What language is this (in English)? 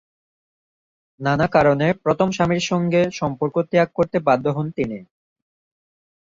Bangla